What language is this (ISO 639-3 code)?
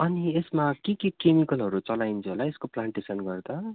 nep